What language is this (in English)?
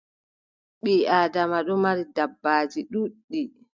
Adamawa Fulfulde